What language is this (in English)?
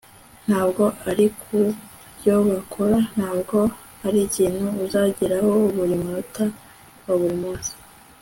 Kinyarwanda